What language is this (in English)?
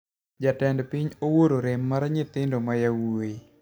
Luo (Kenya and Tanzania)